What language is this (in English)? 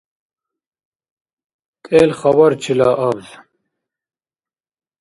Dargwa